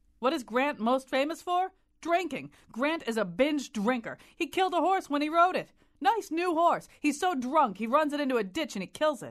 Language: English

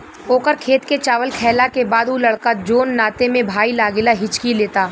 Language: Bhojpuri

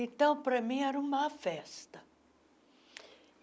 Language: Portuguese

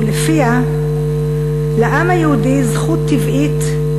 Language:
Hebrew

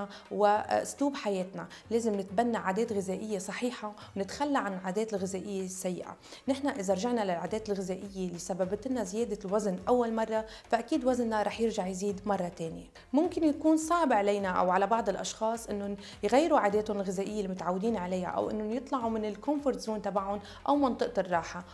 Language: Arabic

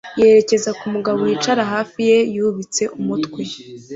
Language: Kinyarwanda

